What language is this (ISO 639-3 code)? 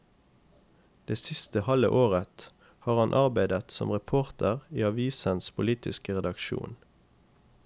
nor